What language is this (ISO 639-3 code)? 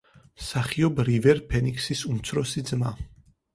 kat